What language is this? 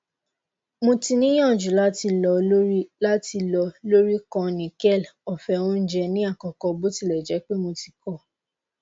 Yoruba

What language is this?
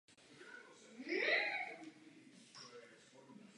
Czech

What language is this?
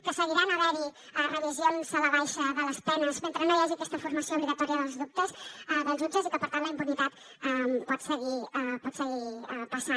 Catalan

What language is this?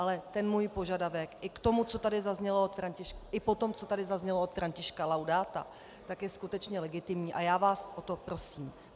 Czech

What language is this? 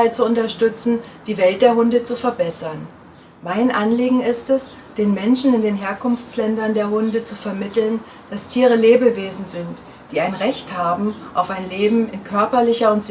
German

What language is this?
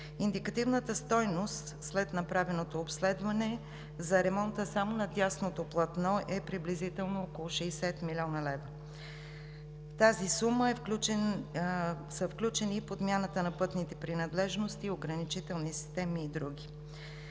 Bulgarian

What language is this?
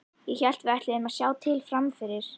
Icelandic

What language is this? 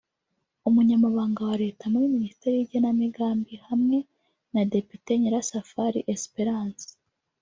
Kinyarwanda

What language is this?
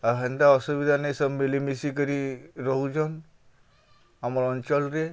Odia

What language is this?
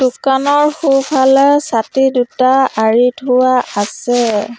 Assamese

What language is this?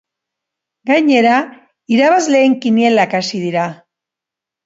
Basque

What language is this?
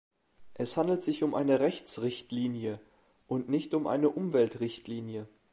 German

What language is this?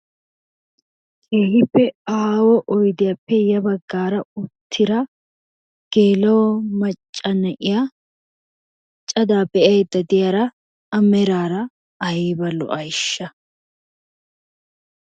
Wolaytta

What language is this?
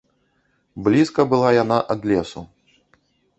Belarusian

